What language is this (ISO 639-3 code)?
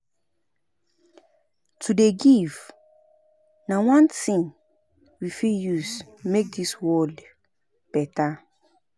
pcm